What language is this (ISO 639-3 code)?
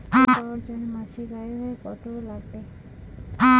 ben